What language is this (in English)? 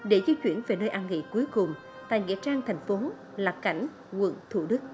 Vietnamese